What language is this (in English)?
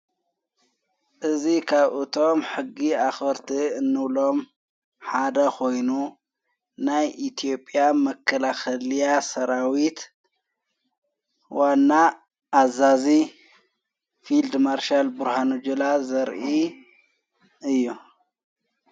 Tigrinya